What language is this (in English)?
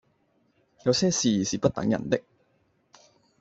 Cantonese